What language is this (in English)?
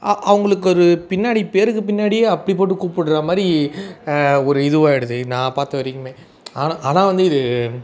Tamil